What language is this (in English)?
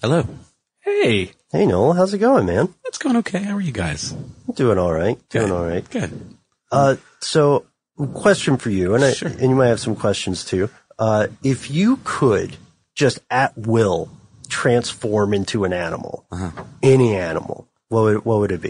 English